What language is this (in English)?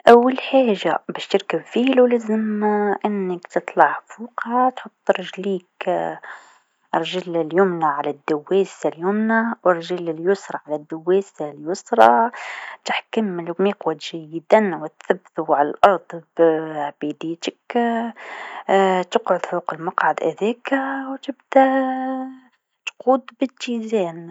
Tunisian Arabic